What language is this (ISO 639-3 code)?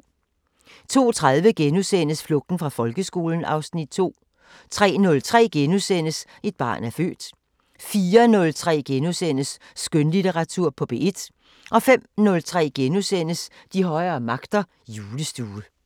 dan